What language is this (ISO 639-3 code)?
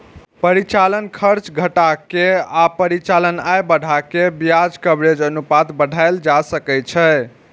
mai